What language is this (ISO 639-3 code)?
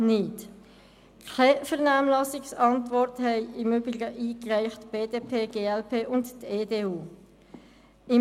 gsw